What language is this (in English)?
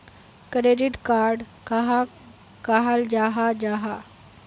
Magahi